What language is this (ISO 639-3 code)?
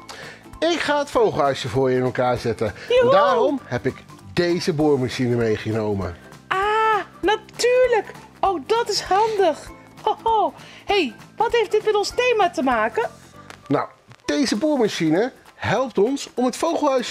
nld